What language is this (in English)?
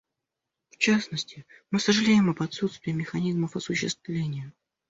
Russian